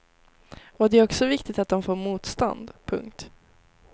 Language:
Swedish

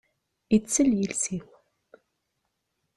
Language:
Kabyle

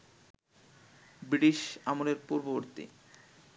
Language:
Bangla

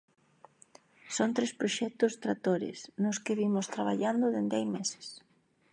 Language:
Galician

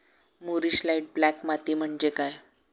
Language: Marathi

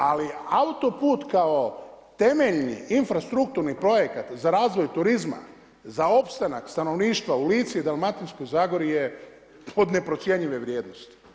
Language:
Croatian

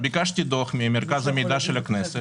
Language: Hebrew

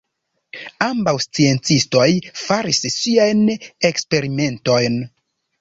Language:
Esperanto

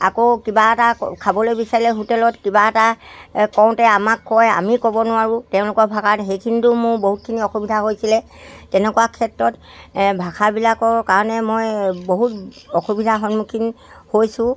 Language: Assamese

